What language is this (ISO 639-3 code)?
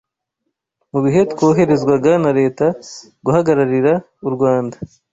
kin